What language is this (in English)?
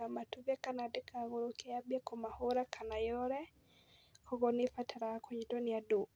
Kikuyu